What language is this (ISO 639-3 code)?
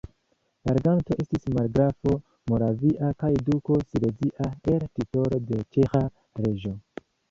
epo